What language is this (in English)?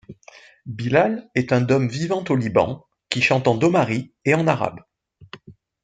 French